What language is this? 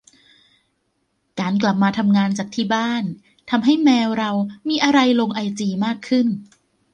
Thai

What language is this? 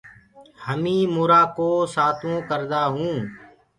Gurgula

